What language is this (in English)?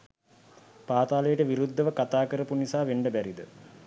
Sinhala